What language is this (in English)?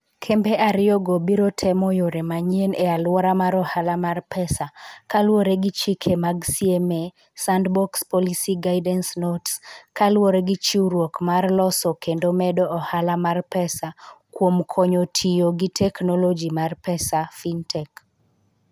Luo (Kenya and Tanzania)